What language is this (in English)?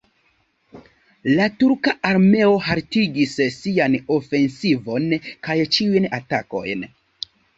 Esperanto